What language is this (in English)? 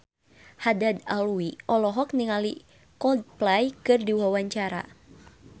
Sundanese